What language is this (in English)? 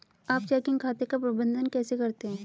Hindi